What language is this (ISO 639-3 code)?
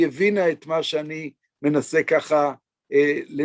heb